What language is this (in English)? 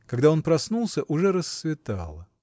Russian